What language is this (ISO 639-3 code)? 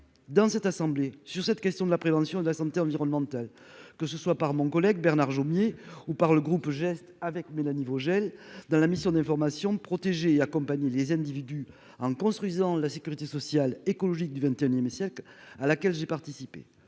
fra